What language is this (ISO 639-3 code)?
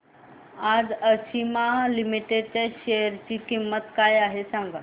mar